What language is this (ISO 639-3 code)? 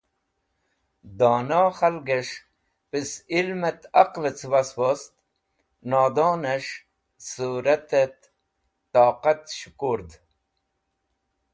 wbl